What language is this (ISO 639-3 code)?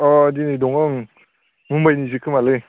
brx